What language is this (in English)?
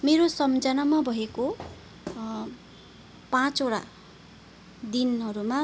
Nepali